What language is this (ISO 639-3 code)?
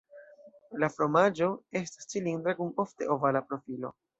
epo